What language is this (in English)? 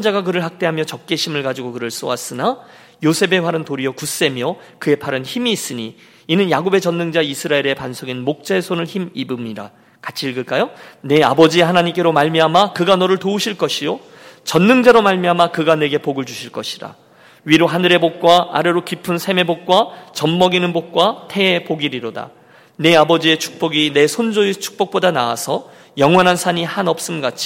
Korean